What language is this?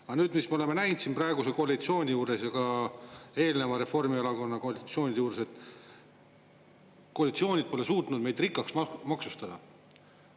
Estonian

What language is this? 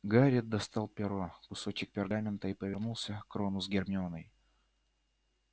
Russian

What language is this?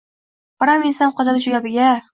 Uzbek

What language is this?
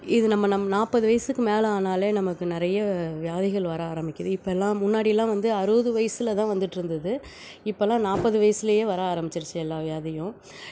Tamil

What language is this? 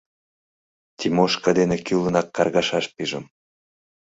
Mari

